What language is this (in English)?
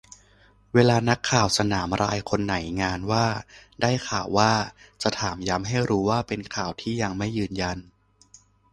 Thai